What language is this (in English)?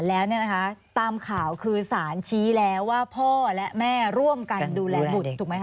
Thai